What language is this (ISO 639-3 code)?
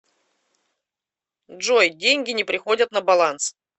rus